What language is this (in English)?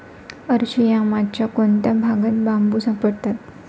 Marathi